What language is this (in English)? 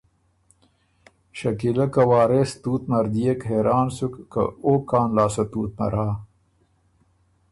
Ormuri